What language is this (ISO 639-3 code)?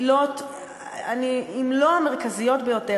heb